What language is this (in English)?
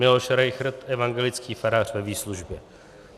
Czech